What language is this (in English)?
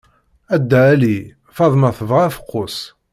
Kabyle